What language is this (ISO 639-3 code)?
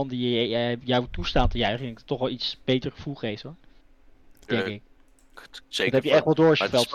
nld